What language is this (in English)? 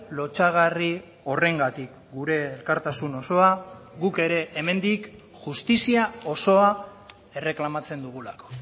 Basque